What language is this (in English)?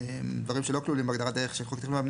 Hebrew